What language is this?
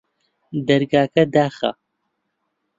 Central Kurdish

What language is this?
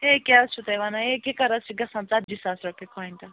Kashmiri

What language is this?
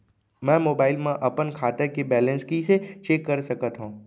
Chhattisgarhi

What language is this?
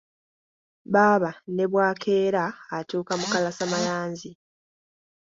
Ganda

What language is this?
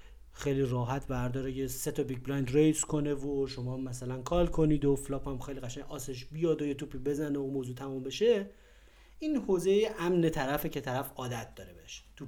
Persian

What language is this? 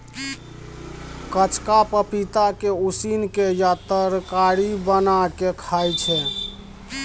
Maithili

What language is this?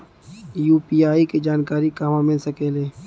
Bhojpuri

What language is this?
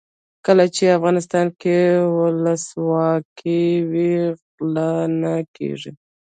Pashto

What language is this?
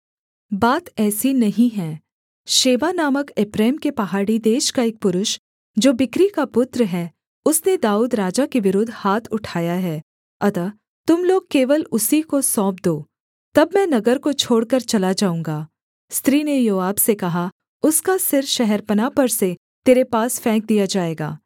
Hindi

